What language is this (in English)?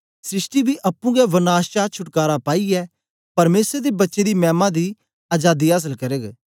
Dogri